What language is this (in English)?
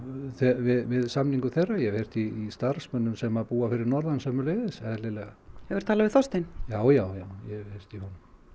Icelandic